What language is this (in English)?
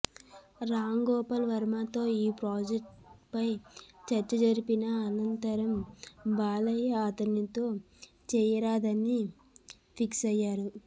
Telugu